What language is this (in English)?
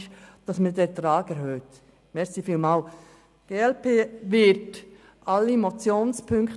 Swiss German